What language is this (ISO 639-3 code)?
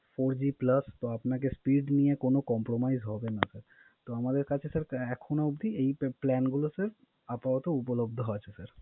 ben